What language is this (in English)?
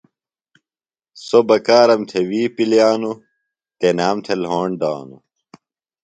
Phalura